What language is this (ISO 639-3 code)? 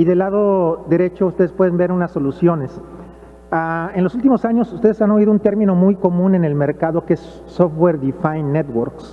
spa